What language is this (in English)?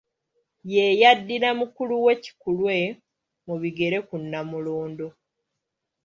Ganda